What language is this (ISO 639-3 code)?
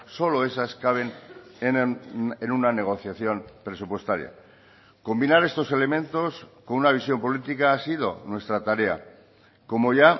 spa